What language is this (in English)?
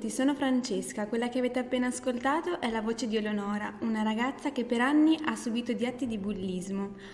Italian